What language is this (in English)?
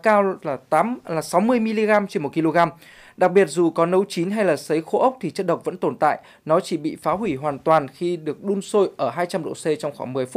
Vietnamese